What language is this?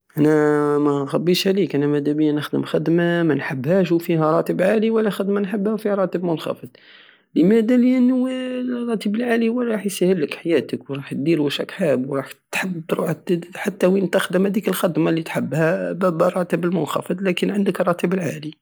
Algerian Saharan Arabic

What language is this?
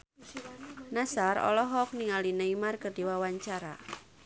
Sundanese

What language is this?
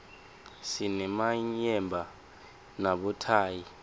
Swati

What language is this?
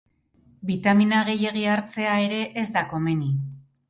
Basque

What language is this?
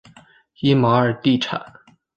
Chinese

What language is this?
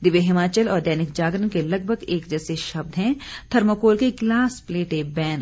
Hindi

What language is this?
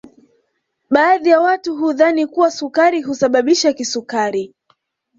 Swahili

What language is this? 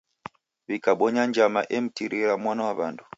Taita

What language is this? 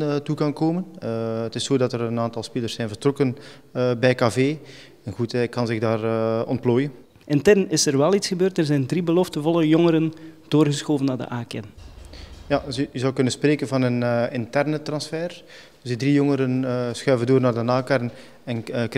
Dutch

